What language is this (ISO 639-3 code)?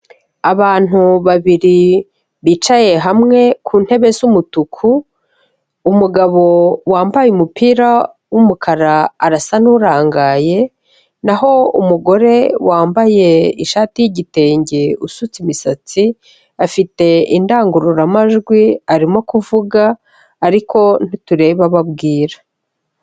kin